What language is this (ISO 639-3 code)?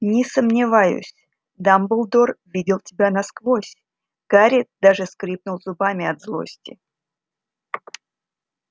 rus